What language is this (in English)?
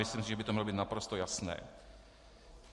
Czech